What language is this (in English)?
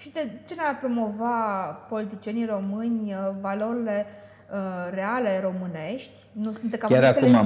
Romanian